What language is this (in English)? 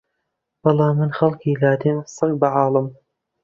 Central Kurdish